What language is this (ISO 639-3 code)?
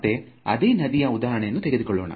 kan